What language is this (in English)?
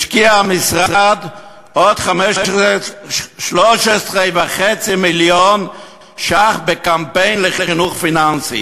Hebrew